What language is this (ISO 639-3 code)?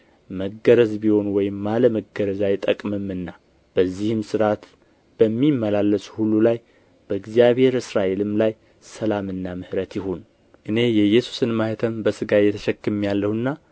amh